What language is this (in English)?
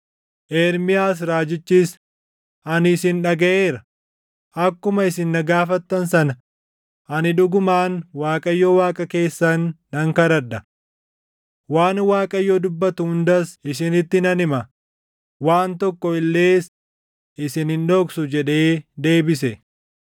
Oromo